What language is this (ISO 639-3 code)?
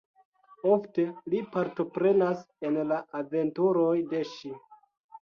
epo